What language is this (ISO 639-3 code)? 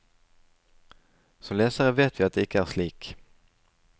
nor